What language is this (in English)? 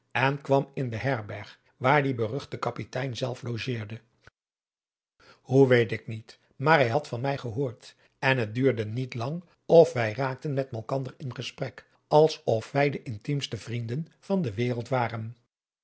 Dutch